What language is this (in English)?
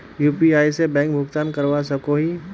Magahi